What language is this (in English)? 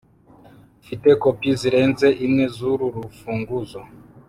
Kinyarwanda